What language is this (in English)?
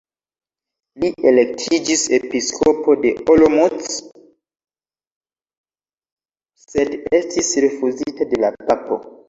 Esperanto